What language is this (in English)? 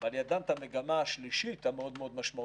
Hebrew